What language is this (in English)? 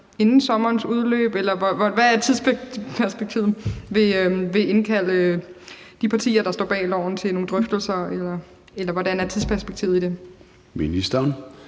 Danish